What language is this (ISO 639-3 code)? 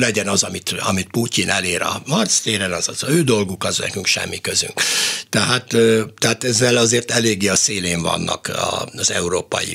hun